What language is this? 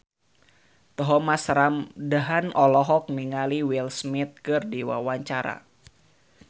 Sundanese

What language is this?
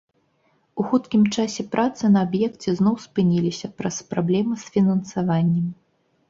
Belarusian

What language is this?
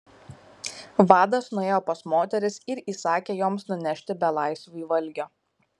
Lithuanian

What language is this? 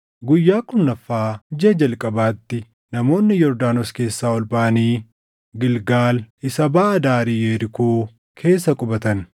Oromo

